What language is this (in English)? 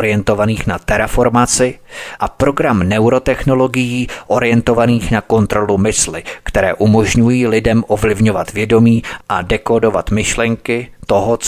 Czech